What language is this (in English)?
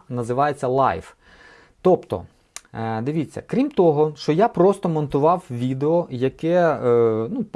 Ukrainian